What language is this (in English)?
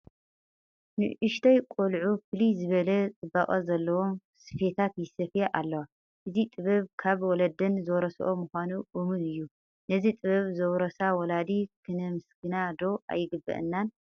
Tigrinya